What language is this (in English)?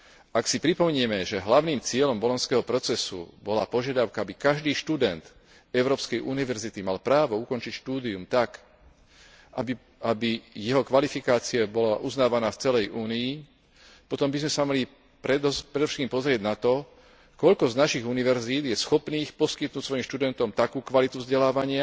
Slovak